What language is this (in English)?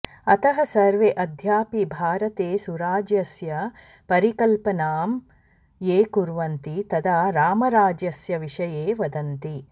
Sanskrit